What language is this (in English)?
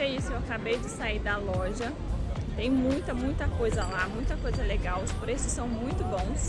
Portuguese